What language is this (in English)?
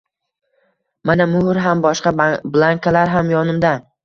Uzbek